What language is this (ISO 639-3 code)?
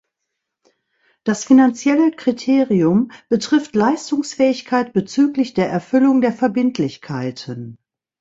deu